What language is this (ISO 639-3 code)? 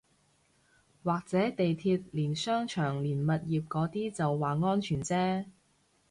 yue